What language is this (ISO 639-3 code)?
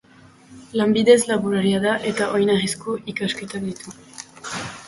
eus